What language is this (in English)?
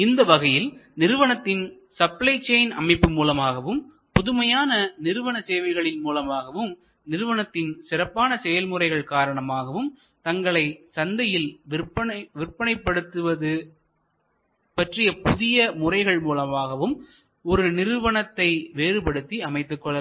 Tamil